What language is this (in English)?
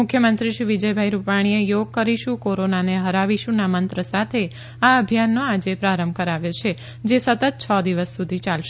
Gujarati